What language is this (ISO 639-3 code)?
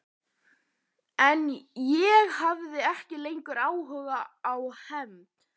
isl